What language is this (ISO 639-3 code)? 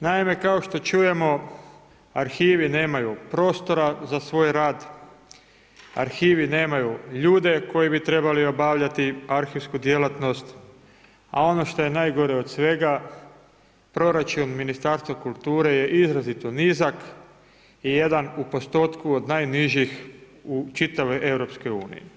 hrv